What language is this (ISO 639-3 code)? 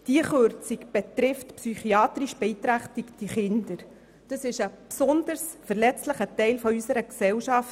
gsw